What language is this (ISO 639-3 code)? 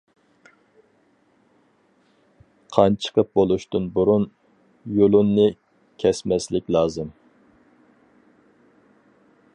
uig